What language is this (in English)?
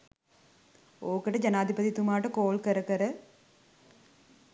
Sinhala